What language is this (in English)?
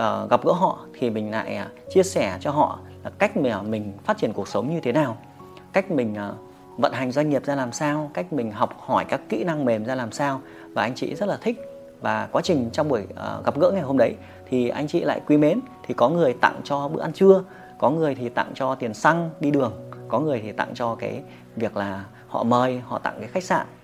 Vietnamese